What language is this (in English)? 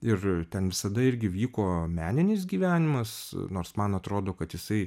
Lithuanian